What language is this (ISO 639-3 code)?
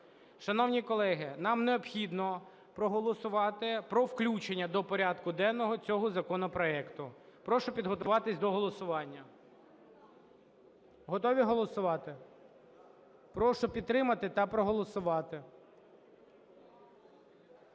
ukr